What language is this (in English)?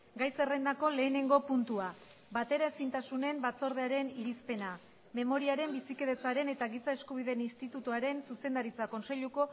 Basque